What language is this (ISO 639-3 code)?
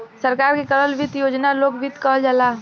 bho